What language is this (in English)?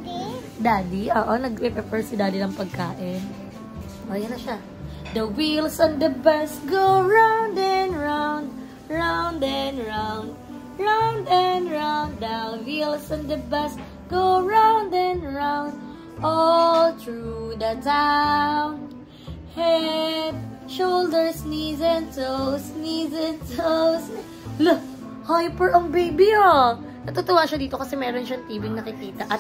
Filipino